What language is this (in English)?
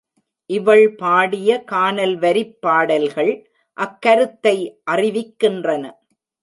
Tamil